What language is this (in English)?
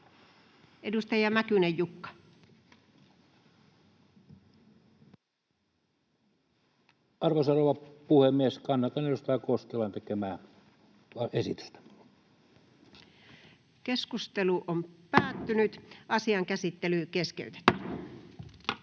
Finnish